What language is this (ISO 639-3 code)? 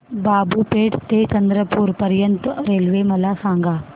mar